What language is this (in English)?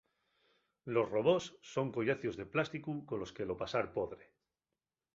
Asturian